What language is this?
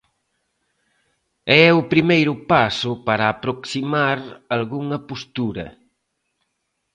Galician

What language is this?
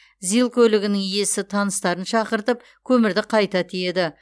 Kazakh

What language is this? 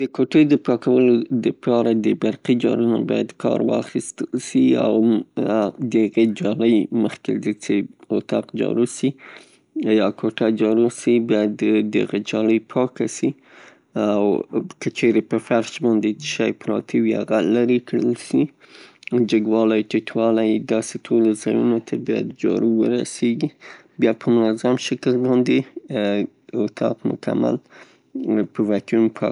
Pashto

